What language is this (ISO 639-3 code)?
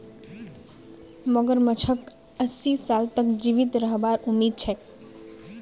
mag